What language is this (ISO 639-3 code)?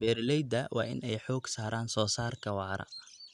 som